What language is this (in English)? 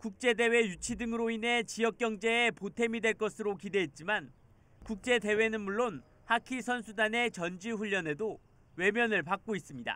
Korean